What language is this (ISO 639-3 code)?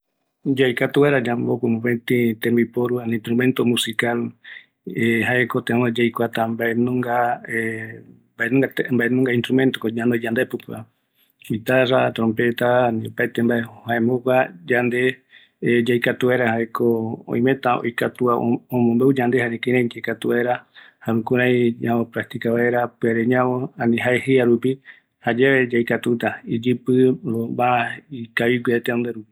gui